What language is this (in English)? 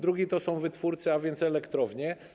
Polish